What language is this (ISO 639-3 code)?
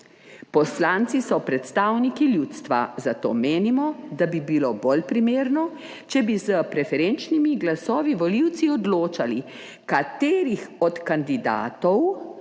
slv